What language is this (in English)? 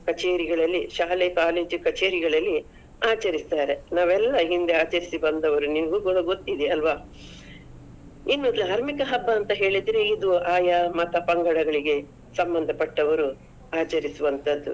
Kannada